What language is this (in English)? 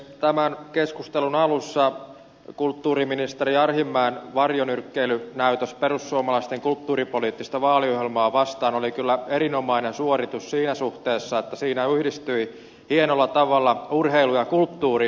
Finnish